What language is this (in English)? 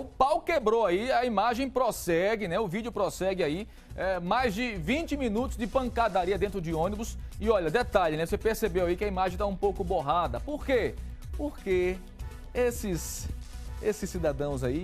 Portuguese